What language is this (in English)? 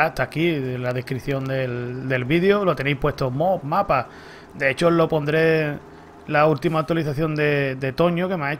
Spanish